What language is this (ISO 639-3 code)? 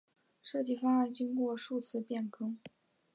zho